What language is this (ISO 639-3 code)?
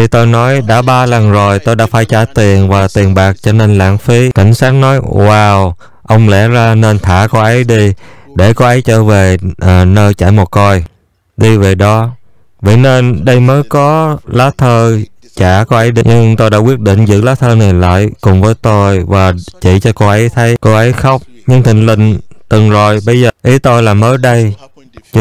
vie